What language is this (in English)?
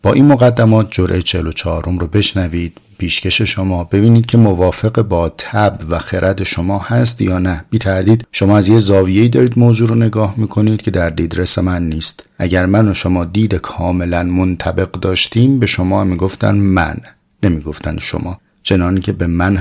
Persian